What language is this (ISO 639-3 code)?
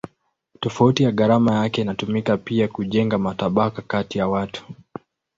swa